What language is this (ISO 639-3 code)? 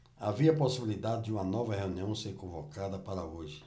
por